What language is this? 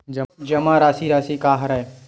Chhattisgarhi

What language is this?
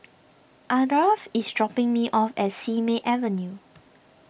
English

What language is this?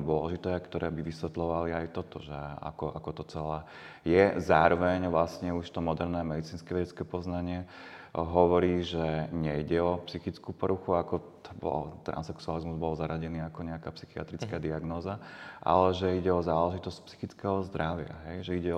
Slovak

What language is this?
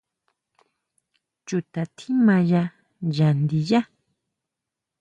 Huautla Mazatec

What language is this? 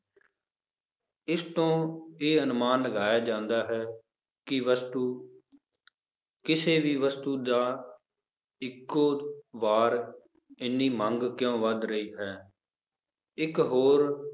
Punjabi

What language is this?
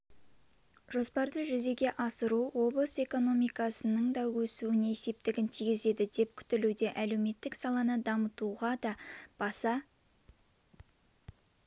Kazakh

